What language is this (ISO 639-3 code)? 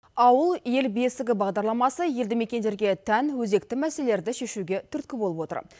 kaz